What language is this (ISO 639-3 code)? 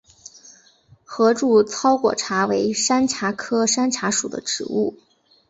zho